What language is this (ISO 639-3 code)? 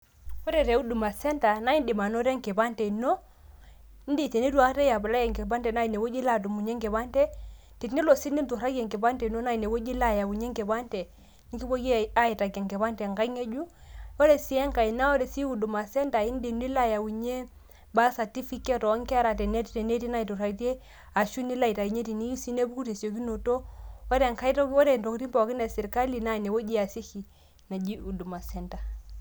mas